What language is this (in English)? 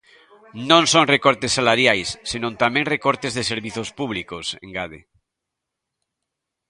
Galician